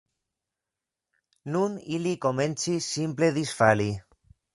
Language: Esperanto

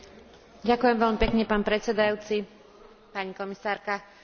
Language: Slovak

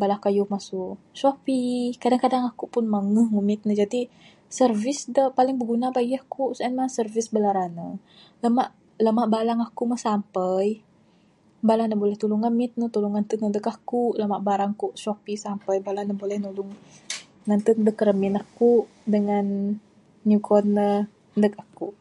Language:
Bukar-Sadung Bidayuh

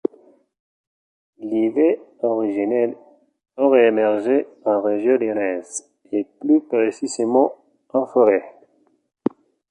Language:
French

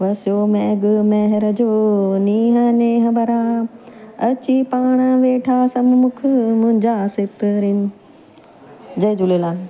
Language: Sindhi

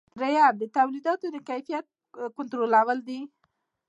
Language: Pashto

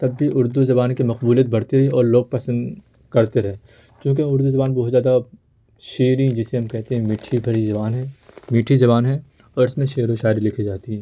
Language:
Urdu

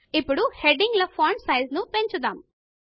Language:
Telugu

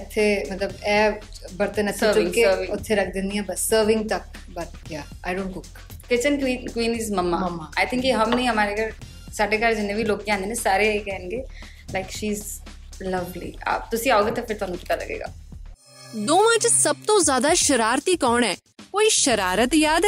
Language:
Punjabi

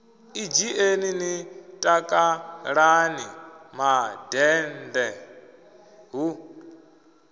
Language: Venda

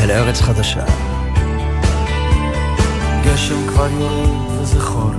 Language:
Hebrew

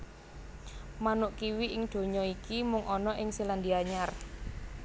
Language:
Javanese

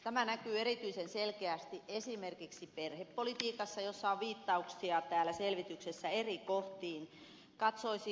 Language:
Finnish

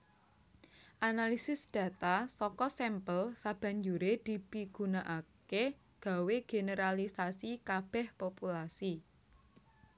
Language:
Javanese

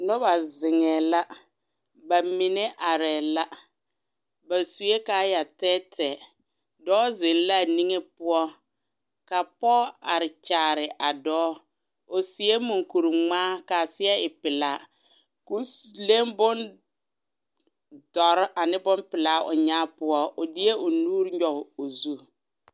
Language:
Southern Dagaare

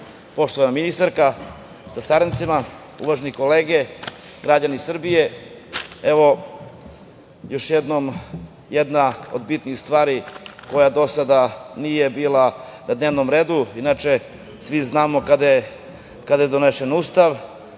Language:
Serbian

